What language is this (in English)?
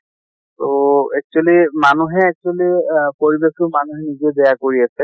Assamese